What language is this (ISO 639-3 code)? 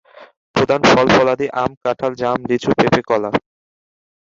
ben